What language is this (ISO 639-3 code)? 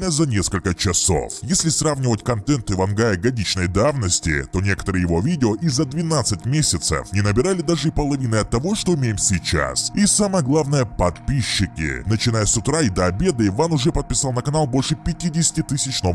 rus